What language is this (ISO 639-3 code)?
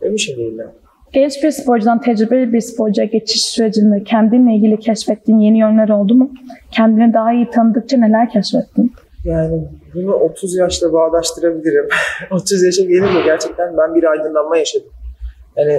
tur